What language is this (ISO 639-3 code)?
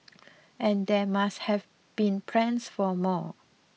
eng